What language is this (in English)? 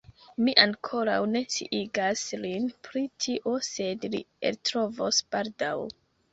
Esperanto